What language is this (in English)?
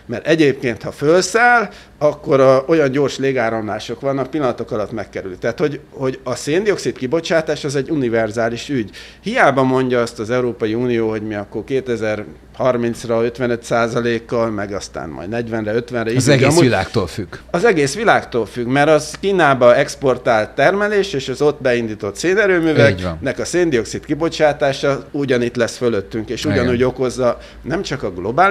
Hungarian